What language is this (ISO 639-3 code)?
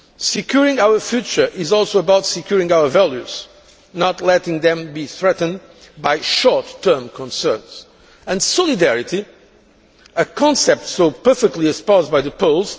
eng